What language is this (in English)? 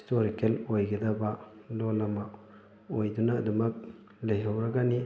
Manipuri